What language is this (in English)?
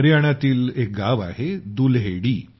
Marathi